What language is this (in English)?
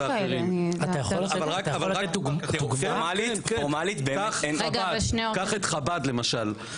Hebrew